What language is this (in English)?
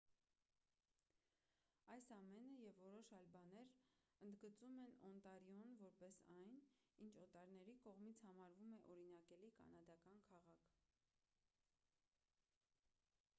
Armenian